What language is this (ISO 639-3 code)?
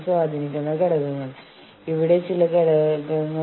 mal